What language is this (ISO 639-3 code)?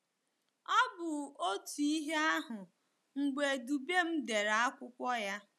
ibo